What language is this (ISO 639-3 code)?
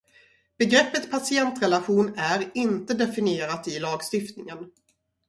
swe